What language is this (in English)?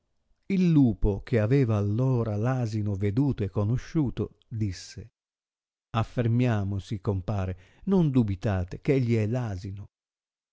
Italian